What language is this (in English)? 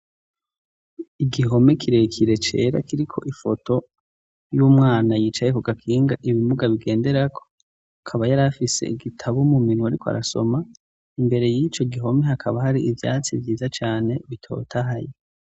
Rundi